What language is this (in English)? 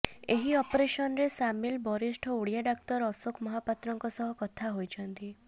Odia